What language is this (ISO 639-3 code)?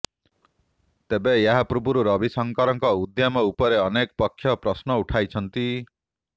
ori